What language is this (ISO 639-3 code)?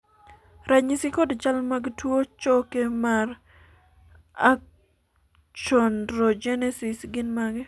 luo